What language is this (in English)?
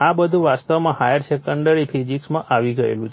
Gujarati